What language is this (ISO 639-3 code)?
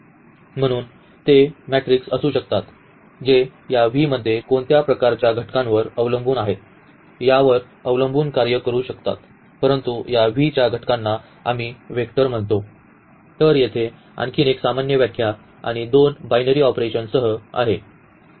mar